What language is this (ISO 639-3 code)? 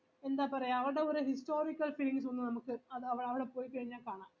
mal